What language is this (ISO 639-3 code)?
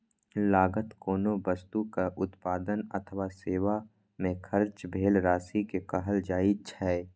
mai